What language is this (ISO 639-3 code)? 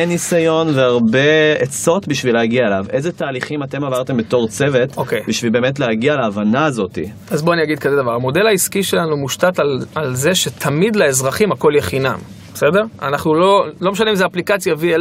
heb